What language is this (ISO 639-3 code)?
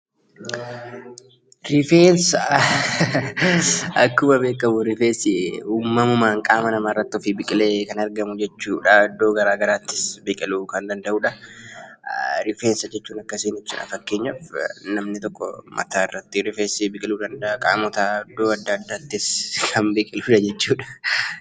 orm